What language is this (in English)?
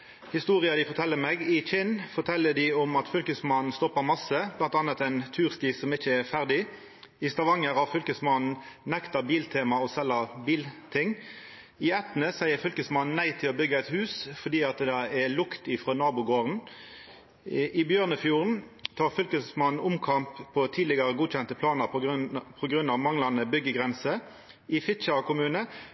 Norwegian Nynorsk